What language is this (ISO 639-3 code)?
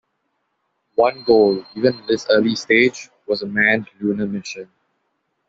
eng